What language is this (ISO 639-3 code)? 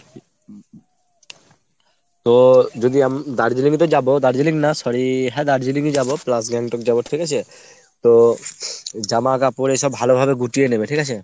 ben